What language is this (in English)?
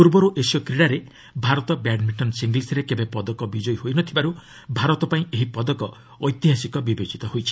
Odia